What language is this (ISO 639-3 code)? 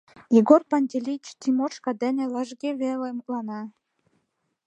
chm